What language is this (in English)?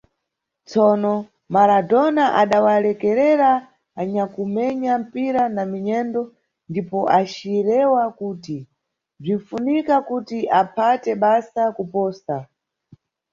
Nyungwe